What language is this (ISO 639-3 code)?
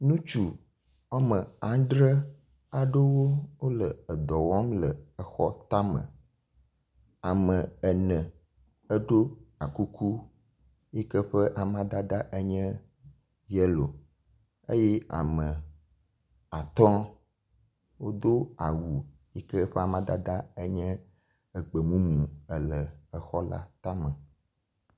ewe